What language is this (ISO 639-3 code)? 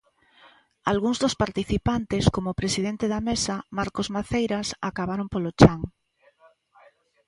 glg